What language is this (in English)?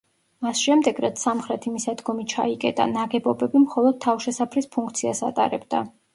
Georgian